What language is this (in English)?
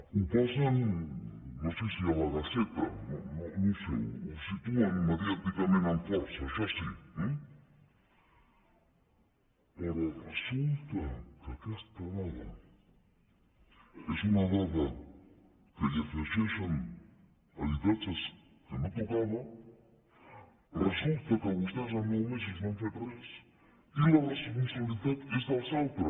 Catalan